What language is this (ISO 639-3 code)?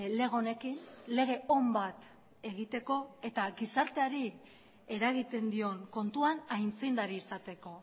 eus